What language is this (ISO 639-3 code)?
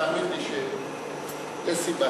heb